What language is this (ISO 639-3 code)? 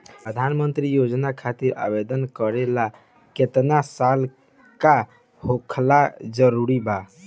bho